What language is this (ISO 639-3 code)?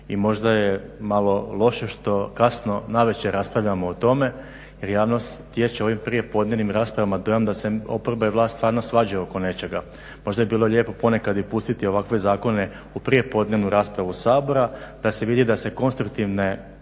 hrv